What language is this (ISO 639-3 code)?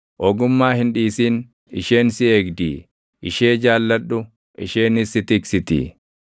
orm